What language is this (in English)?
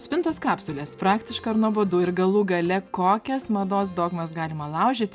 Lithuanian